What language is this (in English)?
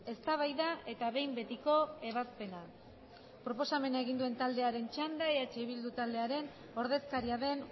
Basque